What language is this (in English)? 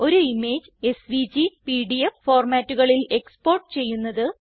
Malayalam